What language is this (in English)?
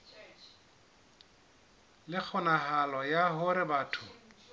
Southern Sotho